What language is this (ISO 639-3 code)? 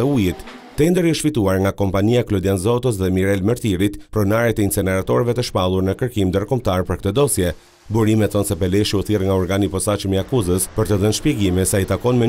ron